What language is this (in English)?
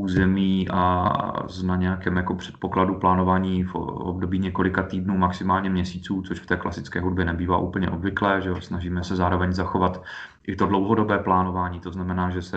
Czech